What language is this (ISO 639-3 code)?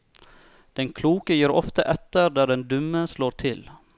nor